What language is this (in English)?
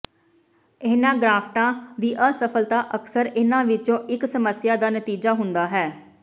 Punjabi